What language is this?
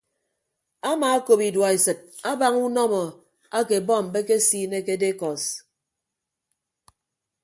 Ibibio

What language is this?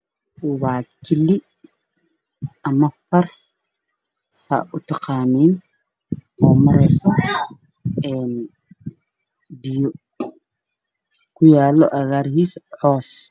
Somali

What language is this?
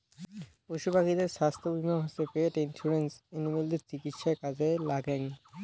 Bangla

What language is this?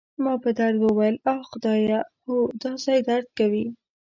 Pashto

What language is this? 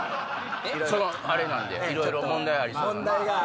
Japanese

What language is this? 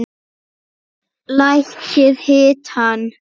Icelandic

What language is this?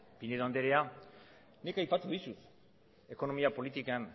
Basque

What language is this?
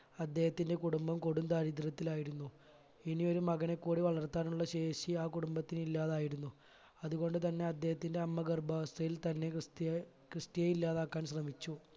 Malayalam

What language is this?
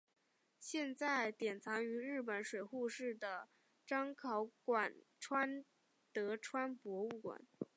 Chinese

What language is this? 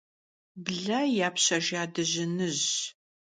Kabardian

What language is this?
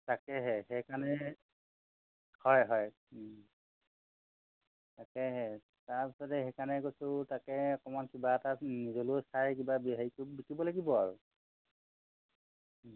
Assamese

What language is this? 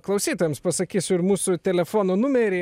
Lithuanian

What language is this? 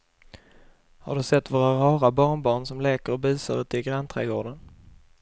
Swedish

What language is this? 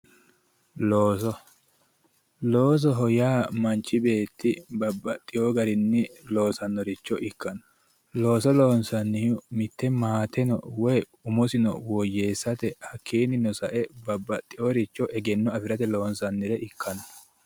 Sidamo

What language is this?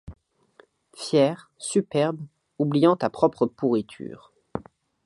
French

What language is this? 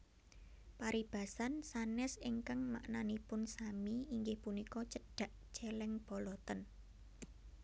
Javanese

